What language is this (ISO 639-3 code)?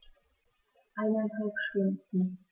deu